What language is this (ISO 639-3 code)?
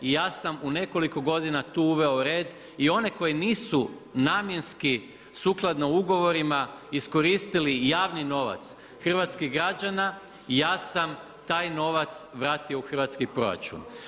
hrv